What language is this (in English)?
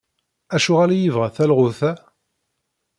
Kabyle